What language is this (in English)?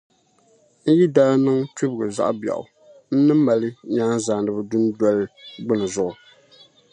Dagbani